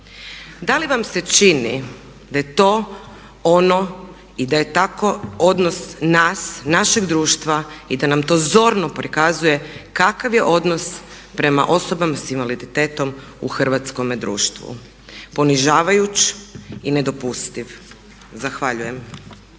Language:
Croatian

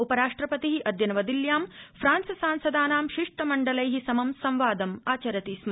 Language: Sanskrit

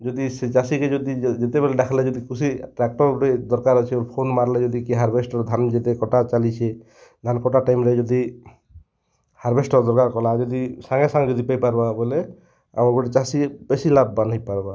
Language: Odia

